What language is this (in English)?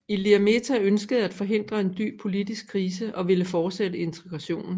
Danish